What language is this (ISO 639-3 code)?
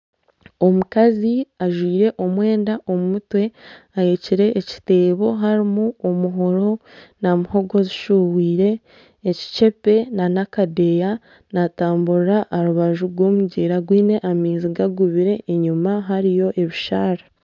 nyn